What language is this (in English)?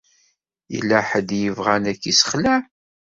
Kabyle